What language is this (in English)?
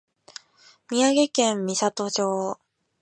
Japanese